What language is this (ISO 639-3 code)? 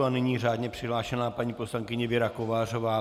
ces